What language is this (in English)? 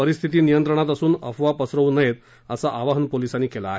Marathi